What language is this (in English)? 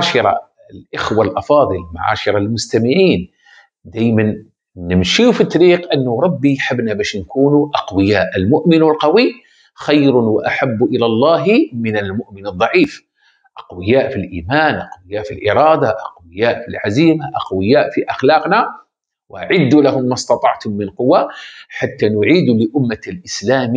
Arabic